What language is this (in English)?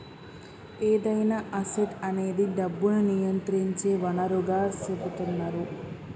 Telugu